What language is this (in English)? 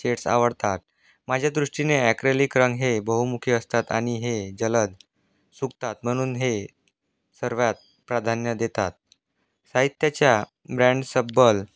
Marathi